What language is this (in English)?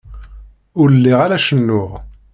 Kabyle